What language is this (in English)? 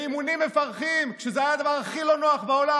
Hebrew